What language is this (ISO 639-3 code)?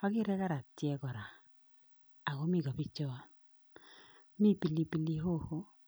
kln